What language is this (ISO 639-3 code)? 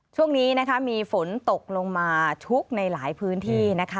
tha